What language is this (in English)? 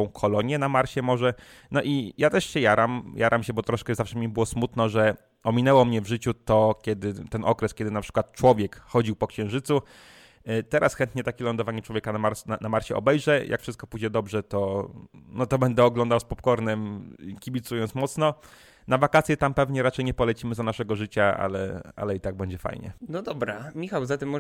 Polish